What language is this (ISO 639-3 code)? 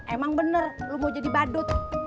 ind